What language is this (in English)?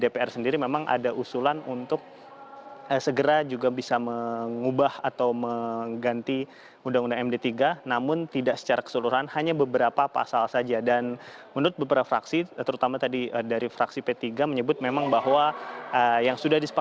Indonesian